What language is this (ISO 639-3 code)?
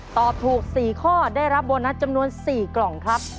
tha